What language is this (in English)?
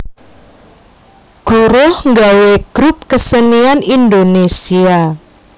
Javanese